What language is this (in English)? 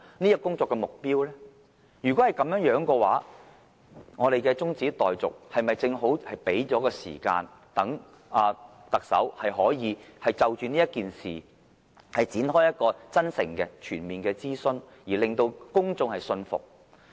Cantonese